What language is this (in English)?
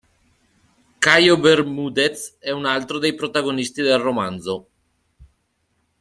Italian